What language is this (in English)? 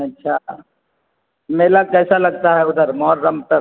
Urdu